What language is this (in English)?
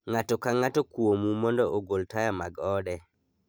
Luo (Kenya and Tanzania)